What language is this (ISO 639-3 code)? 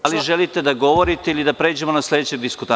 srp